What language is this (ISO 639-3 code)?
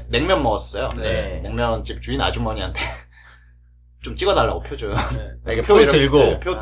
kor